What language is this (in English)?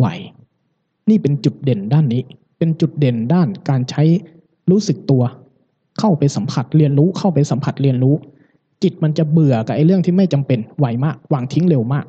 Thai